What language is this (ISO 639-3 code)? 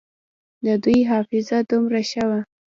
pus